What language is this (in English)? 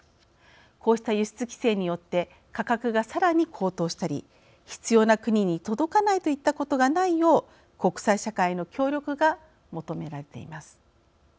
Japanese